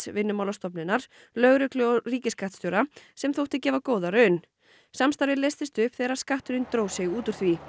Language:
Icelandic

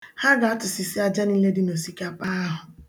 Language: Igbo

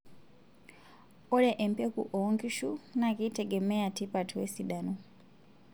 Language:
Masai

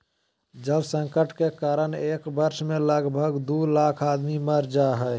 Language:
Magahi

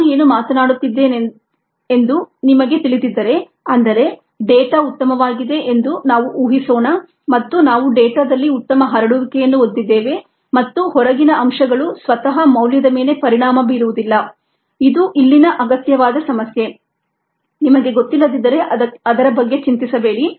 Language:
Kannada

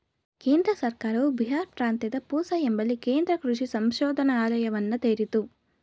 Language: Kannada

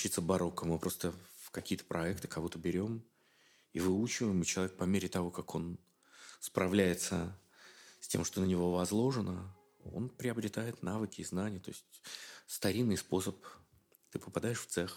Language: Russian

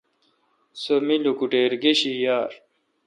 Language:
Kalkoti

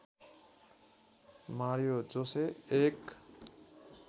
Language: Nepali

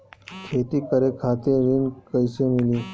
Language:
Bhojpuri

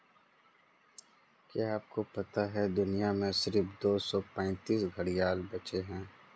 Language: Hindi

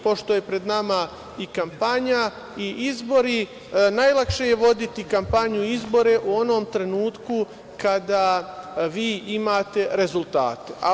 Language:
Serbian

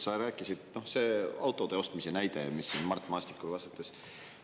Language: Estonian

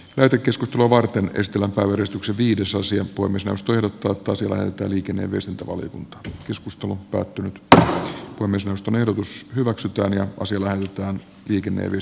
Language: Finnish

